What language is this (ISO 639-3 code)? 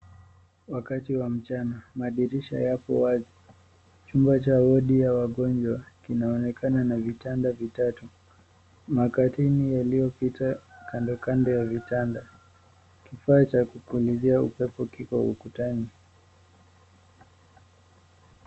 swa